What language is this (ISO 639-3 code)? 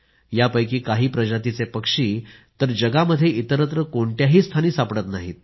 mar